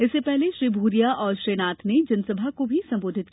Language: Hindi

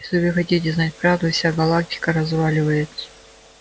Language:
Russian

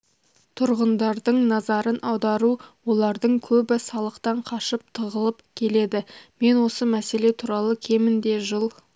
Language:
Kazakh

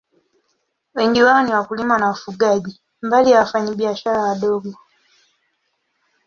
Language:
Swahili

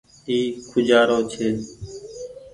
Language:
Goaria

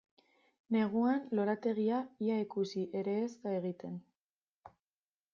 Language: Basque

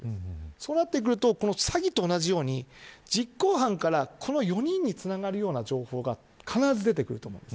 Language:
Japanese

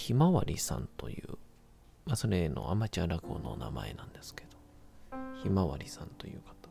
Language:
Japanese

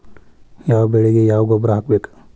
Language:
Kannada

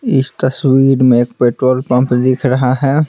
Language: Hindi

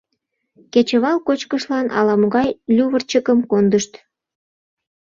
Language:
Mari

